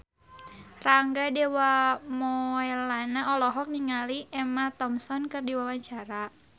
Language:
Sundanese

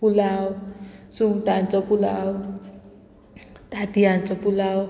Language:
Konkani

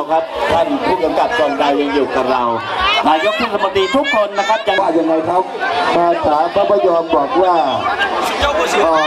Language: Thai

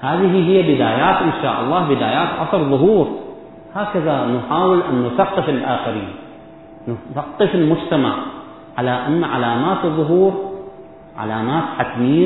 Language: Arabic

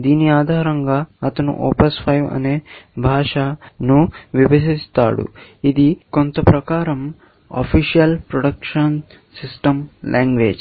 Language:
Telugu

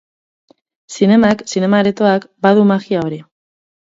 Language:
Basque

